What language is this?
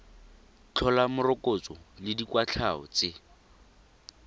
Tswana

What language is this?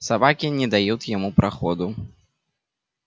Russian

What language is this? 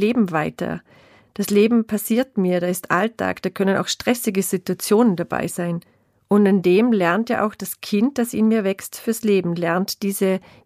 German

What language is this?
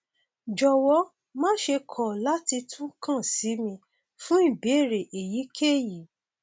Yoruba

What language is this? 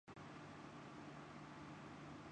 Urdu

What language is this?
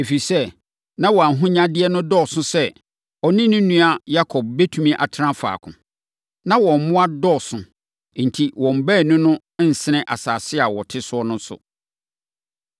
Akan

